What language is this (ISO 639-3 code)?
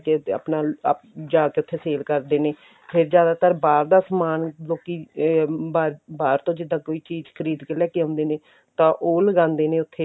pan